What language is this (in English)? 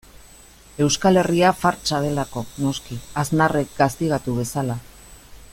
Basque